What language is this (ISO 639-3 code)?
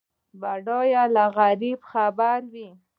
pus